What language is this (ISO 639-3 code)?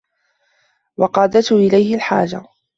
ara